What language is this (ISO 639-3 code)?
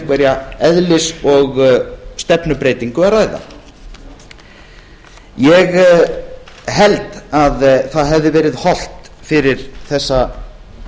isl